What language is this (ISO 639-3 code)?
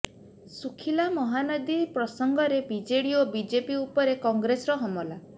ori